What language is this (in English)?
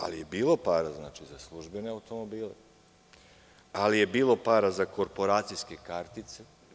Serbian